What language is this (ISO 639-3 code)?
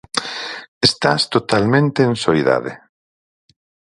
glg